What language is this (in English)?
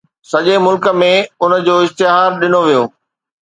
Sindhi